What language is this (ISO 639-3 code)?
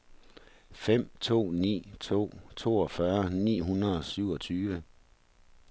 dan